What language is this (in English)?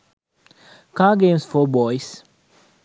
Sinhala